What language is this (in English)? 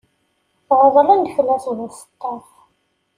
Kabyle